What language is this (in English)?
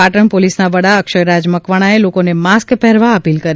Gujarati